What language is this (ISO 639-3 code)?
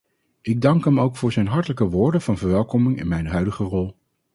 nld